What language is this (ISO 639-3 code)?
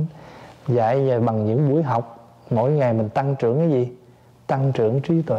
vie